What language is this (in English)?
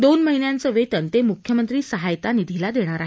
Marathi